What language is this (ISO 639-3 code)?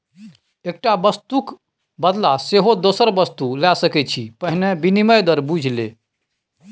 mai